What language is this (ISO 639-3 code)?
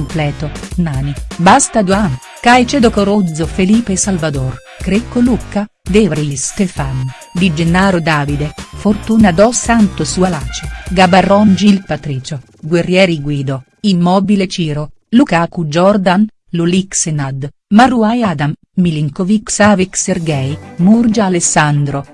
ita